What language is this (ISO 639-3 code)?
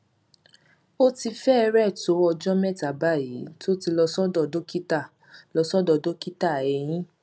yor